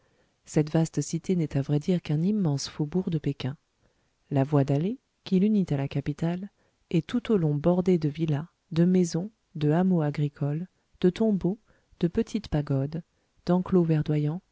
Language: French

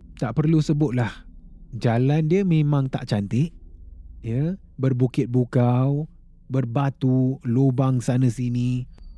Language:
Malay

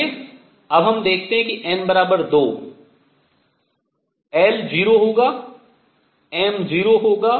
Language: Hindi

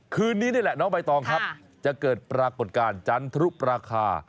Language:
Thai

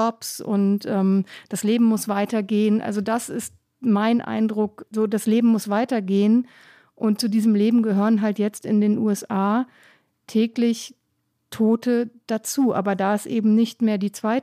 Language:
German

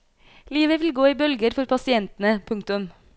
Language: Norwegian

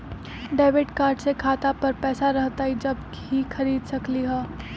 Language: Magahi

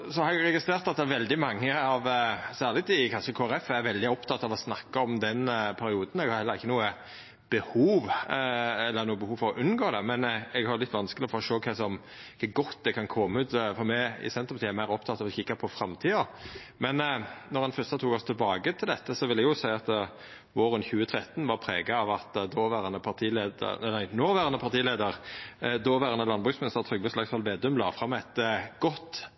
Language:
Norwegian Nynorsk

